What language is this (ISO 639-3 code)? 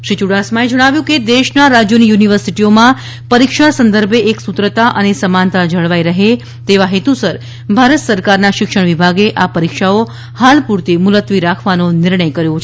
guj